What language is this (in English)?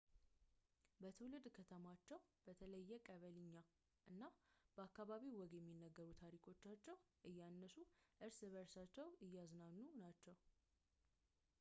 Amharic